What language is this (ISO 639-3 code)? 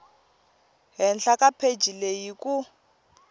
tso